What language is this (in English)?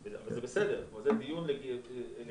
Hebrew